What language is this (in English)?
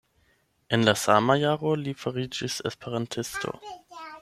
Esperanto